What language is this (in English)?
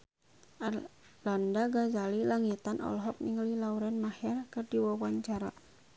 Sundanese